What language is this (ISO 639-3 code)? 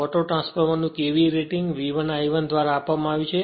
guj